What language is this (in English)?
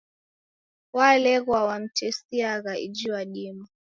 Taita